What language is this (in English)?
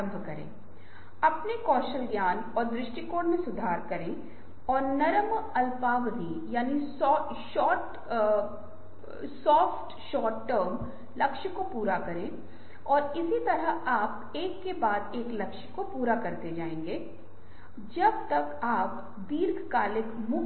Hindi